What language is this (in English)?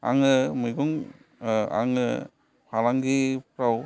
Bodo